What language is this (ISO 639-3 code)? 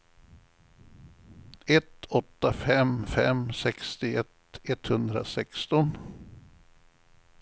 swe